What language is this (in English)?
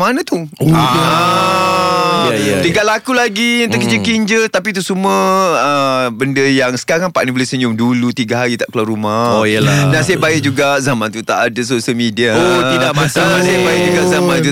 Malay